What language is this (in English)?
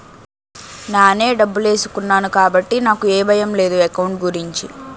Telugu